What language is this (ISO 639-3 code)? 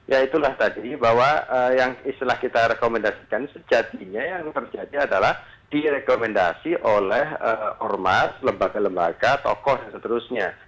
ind